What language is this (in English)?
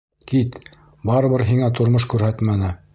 Bashkir